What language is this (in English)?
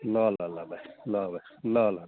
Nepali